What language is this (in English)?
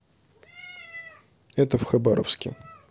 Russian